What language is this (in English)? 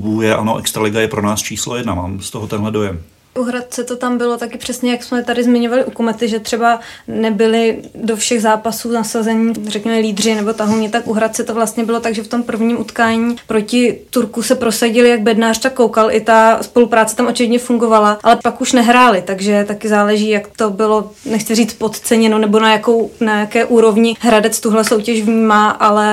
Czech